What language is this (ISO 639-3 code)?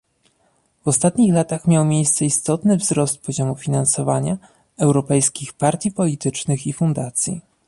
pol